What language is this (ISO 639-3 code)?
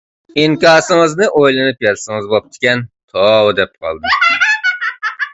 uig